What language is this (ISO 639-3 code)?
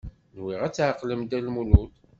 kab